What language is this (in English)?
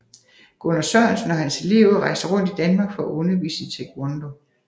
Danish